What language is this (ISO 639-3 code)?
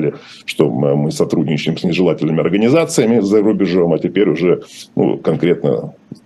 rus